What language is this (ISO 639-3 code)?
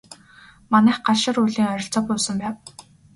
mon